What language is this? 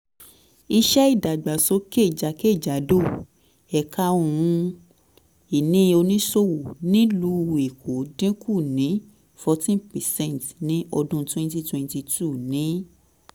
Yoruba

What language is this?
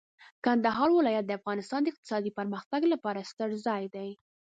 Pashto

